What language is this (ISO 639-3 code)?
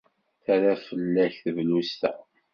kab